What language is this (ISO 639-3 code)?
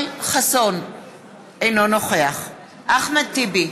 heb